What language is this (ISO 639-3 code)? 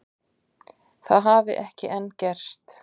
isl